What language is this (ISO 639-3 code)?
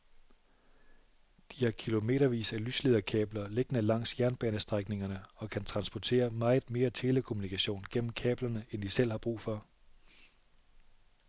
dan